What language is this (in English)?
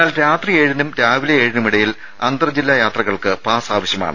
Malayalam